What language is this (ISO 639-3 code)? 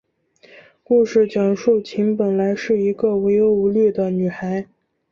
zho